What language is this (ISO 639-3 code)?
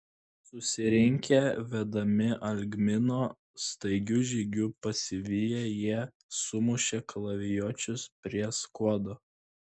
lit